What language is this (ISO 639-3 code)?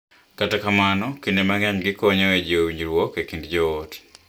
luo